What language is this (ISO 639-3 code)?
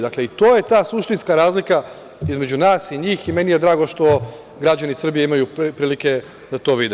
srp